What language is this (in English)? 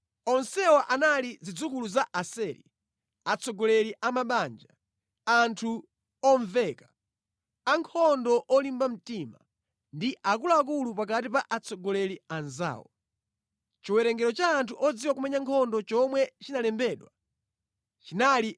Nyanja